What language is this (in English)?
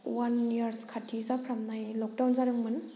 Bodo